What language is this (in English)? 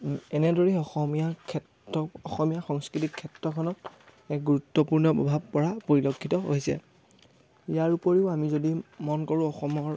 Assamese